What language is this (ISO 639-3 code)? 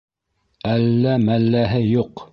bak